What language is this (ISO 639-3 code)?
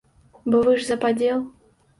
bel